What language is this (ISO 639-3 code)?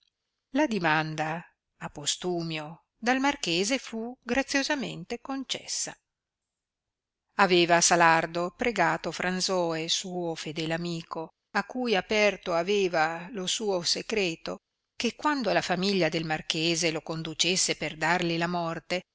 ita